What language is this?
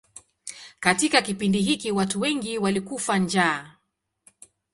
Swahili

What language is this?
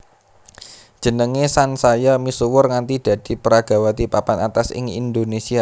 Javanese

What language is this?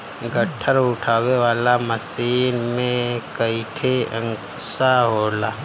Bhojpuri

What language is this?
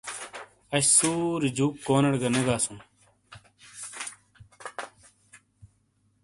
Shina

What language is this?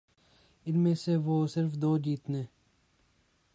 Urdu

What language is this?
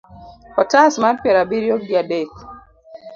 Luo (Kenya and Tanzania)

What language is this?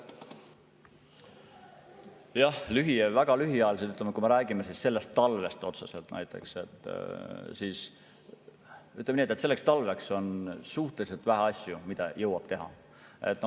Estonian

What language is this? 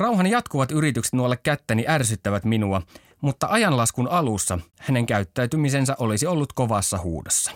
Finnish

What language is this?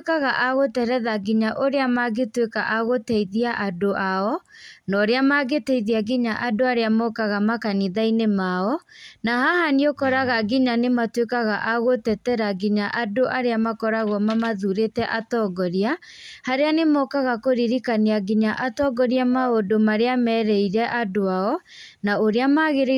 Kikuyu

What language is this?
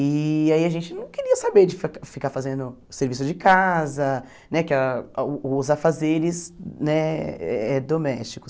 Portuguese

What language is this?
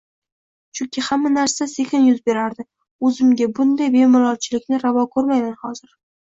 Uzbek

